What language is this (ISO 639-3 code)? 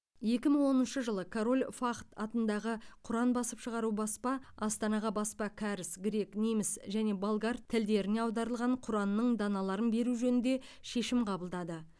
kaz